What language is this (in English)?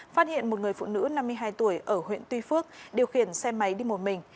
Vietnamese